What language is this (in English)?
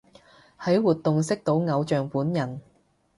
Cantonese